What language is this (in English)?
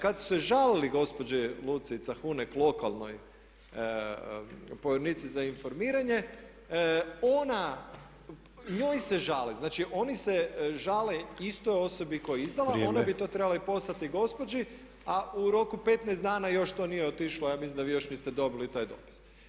Croatian